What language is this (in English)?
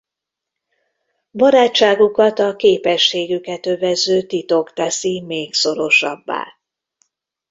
Hungarian